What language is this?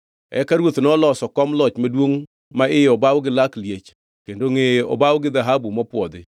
Luo (Kenya and Tanzania)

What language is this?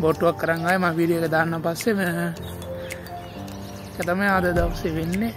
Polish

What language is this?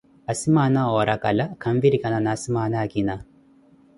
Koti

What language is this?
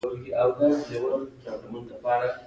Pashto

